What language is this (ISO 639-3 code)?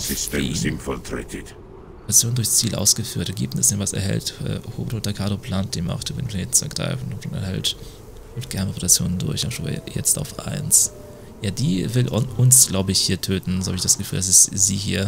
deu